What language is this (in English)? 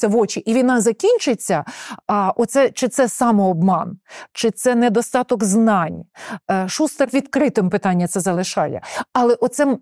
Ukrainian